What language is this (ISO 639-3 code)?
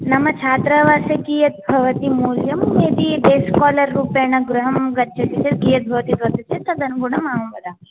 san